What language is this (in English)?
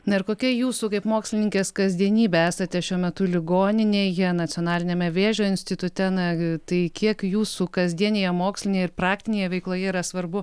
Lithuanian